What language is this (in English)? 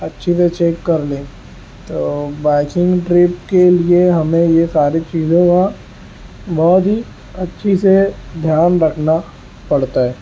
Urdu